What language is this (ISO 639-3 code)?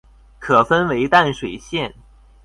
zho